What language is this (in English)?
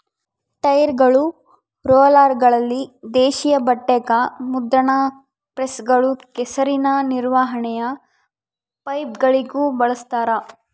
Kannada